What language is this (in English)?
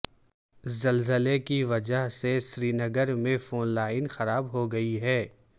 Urdu